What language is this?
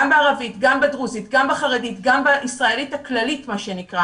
Hebrew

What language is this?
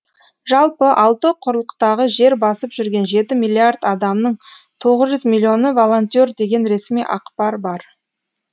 Kazakh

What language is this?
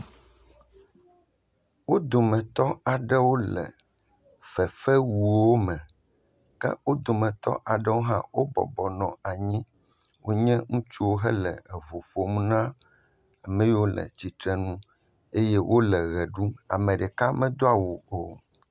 Ewe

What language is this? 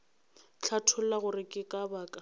Northern Sotho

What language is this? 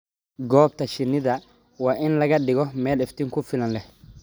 Somali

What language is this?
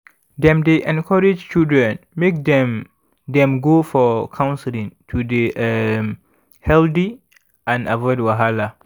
Nigerian Pidgin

